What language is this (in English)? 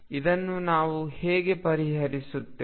Kannada